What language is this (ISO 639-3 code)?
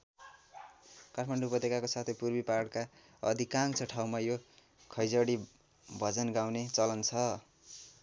nep